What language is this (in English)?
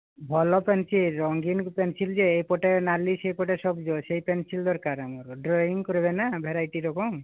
Odia